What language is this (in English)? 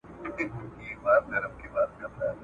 Pashto